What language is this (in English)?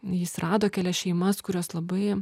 Lithuanian